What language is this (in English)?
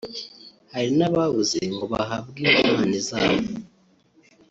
Kinyarwanda